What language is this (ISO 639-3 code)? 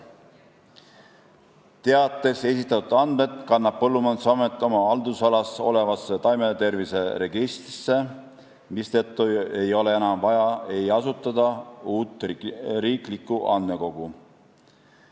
est